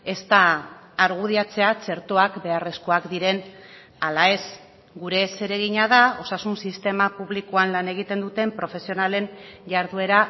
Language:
Basque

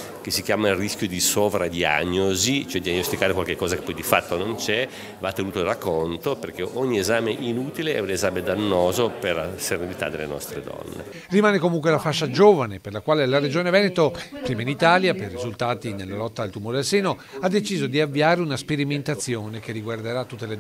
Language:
Italian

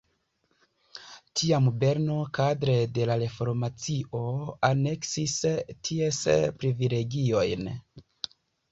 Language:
Esperanto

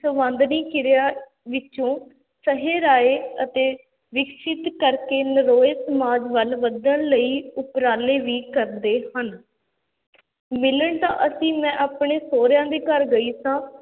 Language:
Punjabi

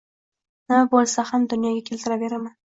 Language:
Uzbek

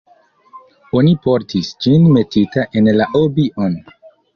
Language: Esperanto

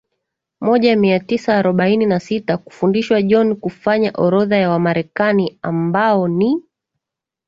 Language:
Swahili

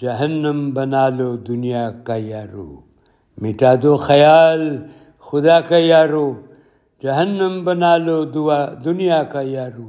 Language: Urdu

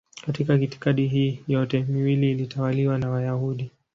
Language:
Swahili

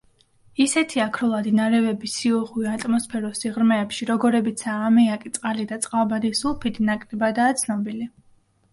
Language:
Georgian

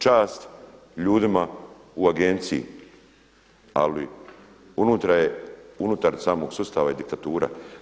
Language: Croatian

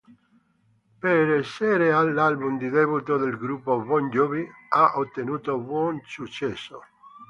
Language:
Italian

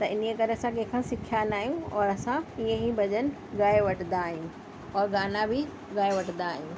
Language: Sindhi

